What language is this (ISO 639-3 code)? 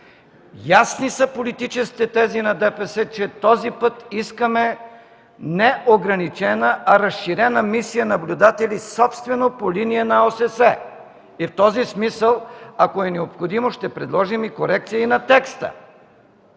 bul